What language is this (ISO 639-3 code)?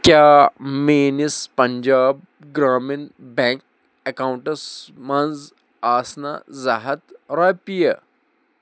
kas